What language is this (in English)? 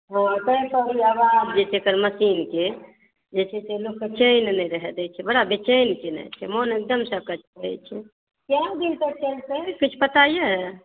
Maithili